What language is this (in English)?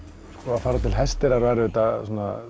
Icelandic